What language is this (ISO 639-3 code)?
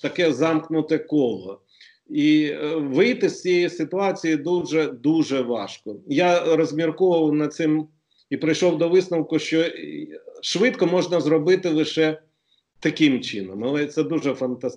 ukr